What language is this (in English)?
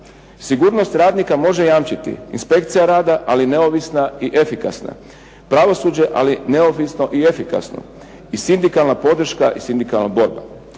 Croatian